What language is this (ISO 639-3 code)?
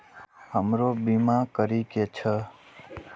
mai